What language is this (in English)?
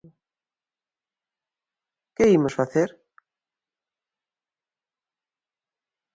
Galician